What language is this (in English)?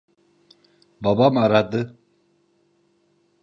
Turkish